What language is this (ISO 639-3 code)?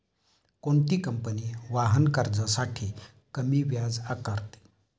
mar